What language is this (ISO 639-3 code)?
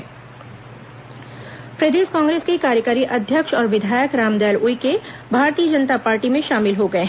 hin